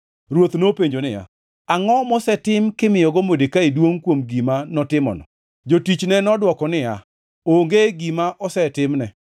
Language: Luo (Kenya and Tanzania)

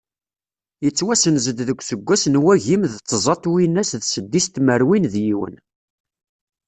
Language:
Kabyle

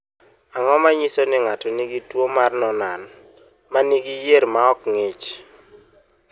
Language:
Luo (Kenya and Tanzania)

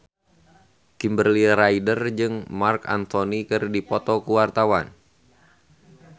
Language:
Sundanese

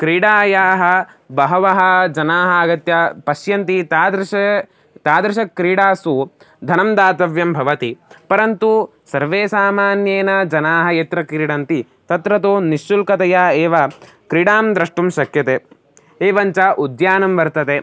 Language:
Sanskrit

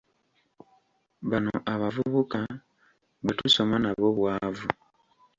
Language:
Ganda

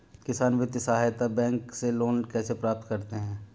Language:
Hindi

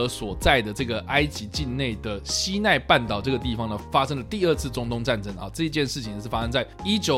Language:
Chinese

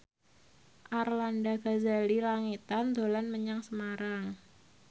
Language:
Javanese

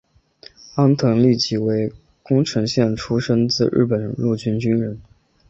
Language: Chinese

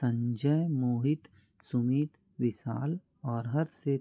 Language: Hindi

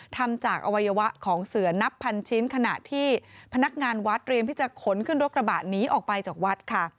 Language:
Thai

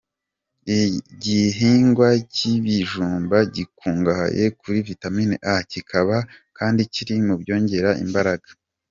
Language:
Kinyarwanda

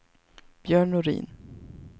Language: Swedish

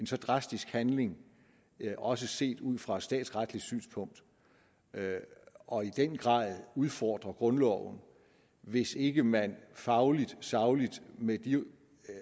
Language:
Danish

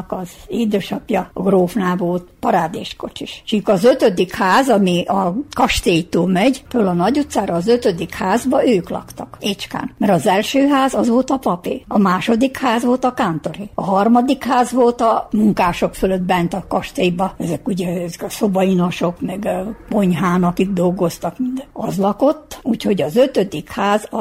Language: Hungarian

